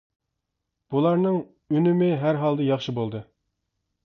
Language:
Uyghur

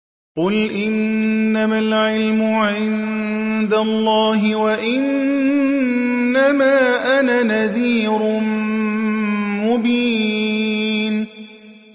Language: Arabic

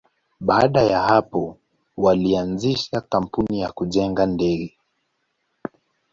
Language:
Swahili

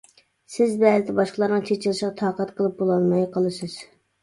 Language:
Uyghur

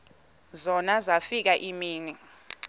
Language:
Xhosa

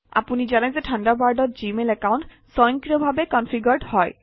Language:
Assamese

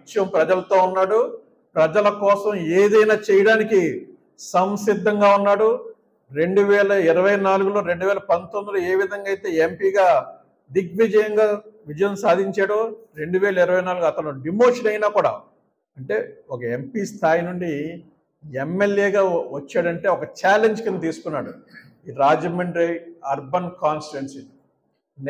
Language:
Telugu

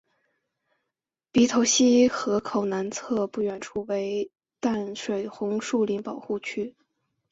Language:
Chinese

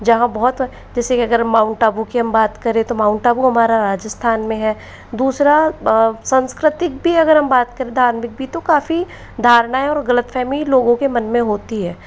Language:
Hindi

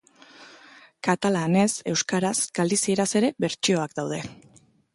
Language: Basque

